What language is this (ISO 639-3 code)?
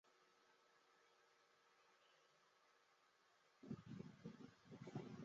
zho